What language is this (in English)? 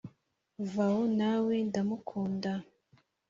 Kinyarwanda